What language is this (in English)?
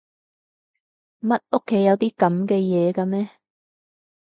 Cantonese